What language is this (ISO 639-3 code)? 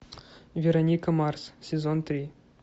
rus